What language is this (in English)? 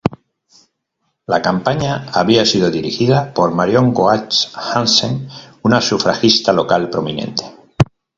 Spanish